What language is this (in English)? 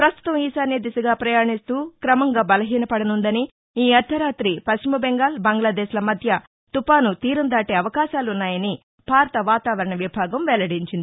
Telugu